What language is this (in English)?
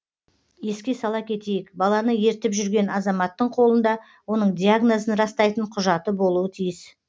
Kazakh